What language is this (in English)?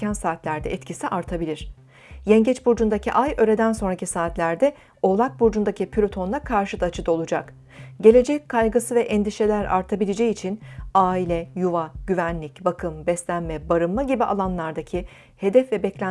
Turkish